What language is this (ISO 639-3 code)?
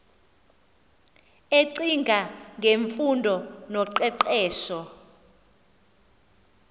xho